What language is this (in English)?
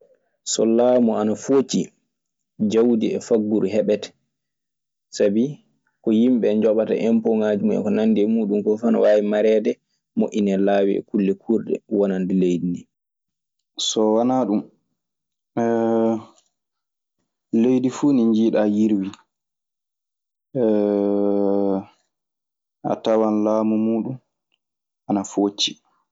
Maasina Fulfulde